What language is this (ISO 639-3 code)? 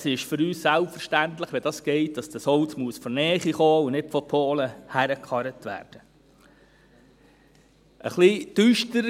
gsw